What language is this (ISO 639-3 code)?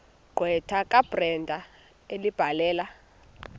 xho